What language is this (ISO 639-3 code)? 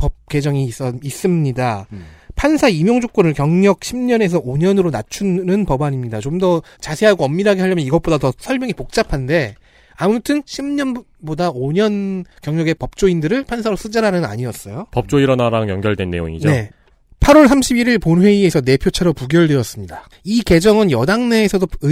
kor